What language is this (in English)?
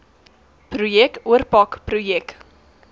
Afrikaans